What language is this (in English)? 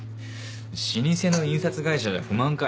Japanese